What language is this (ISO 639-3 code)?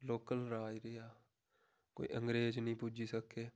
doi